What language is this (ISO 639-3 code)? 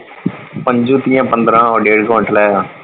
pan